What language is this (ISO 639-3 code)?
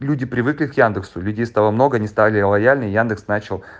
rus